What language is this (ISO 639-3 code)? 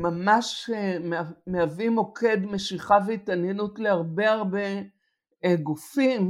heb